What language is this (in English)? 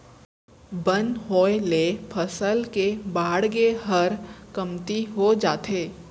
Chhattisgarhi